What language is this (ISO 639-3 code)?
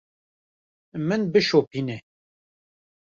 kur